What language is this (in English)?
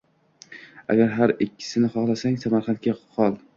Uzbek